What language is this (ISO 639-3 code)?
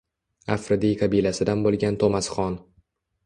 uzb